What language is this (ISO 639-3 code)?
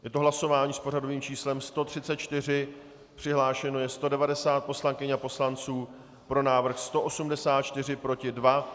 ces